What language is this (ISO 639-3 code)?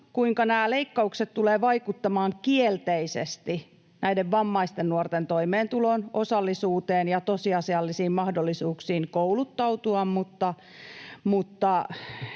fin